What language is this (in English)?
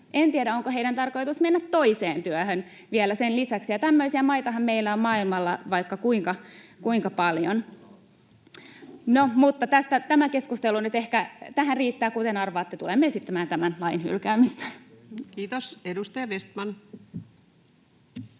Finnish